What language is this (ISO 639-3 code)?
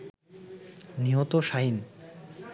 ben